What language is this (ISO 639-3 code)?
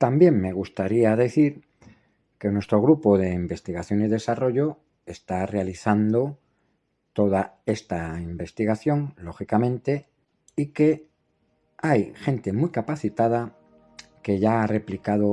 spa